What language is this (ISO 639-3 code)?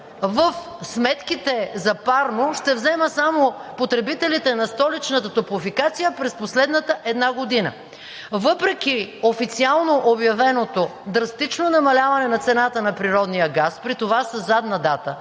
bul